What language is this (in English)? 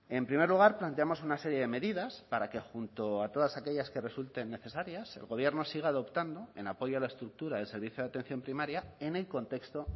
Spanish